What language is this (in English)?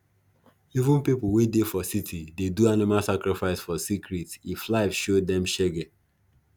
Nigerian Pidgin